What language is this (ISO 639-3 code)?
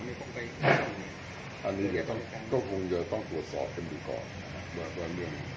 tha